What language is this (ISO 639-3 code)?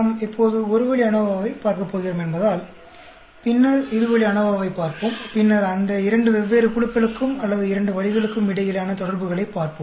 tam